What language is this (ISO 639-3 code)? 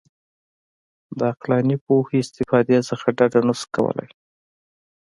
pus